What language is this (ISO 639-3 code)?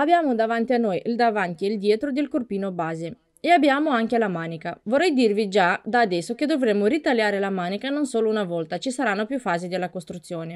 ita